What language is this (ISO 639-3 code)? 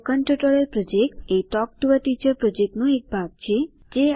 guj